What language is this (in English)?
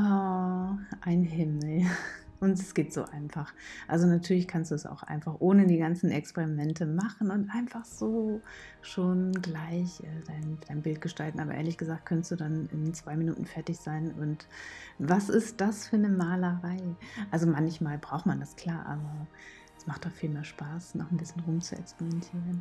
German